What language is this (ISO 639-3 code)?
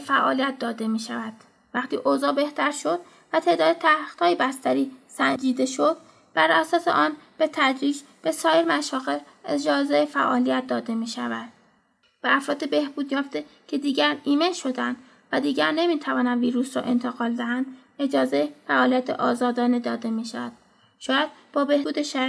fas